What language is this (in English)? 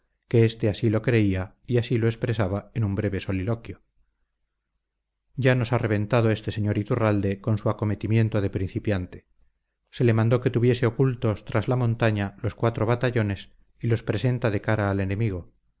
Spanish